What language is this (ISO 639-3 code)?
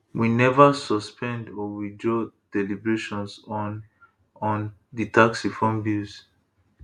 pcm